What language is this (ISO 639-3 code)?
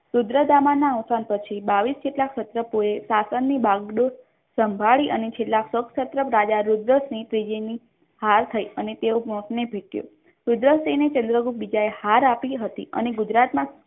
guj